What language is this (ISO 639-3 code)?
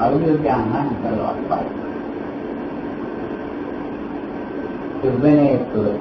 tha